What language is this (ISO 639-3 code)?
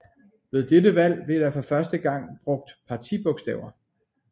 dan